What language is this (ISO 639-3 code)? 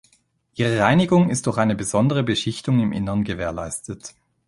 deu